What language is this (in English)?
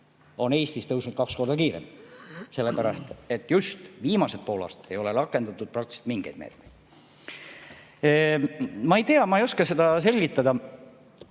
Estonian